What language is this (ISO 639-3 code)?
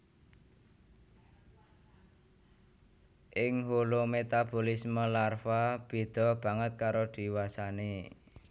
jav